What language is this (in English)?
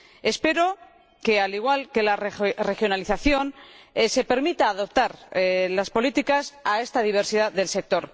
Spanish